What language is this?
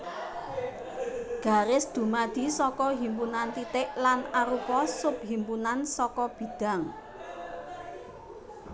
Javanese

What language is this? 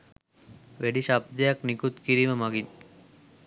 Sinhala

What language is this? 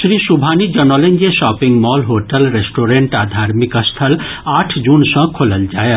Maithili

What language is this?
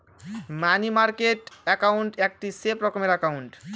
Bangla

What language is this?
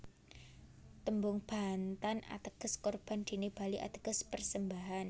Javanese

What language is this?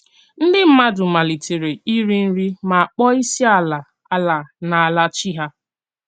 Igbo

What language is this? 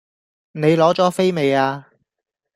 Cantonese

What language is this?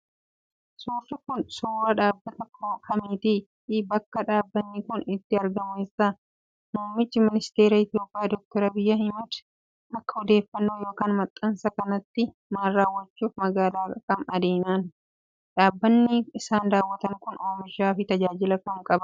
Oromo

